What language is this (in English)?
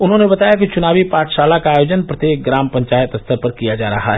Hindi